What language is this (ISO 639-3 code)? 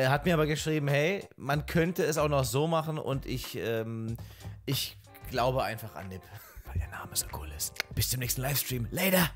deu